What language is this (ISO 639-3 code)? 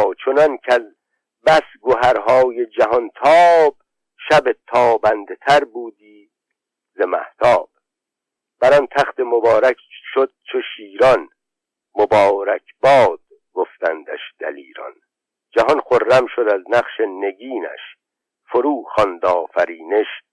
fas